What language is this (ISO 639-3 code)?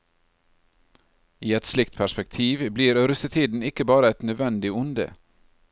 nor